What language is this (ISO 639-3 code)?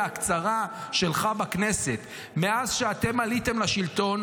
heb